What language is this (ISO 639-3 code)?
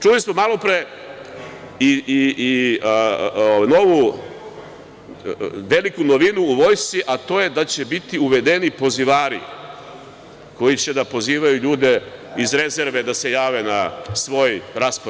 srp